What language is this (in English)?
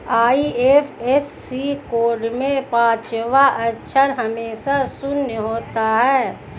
Hindi